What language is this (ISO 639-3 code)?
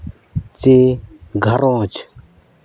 sat